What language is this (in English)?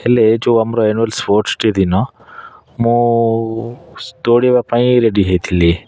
Odia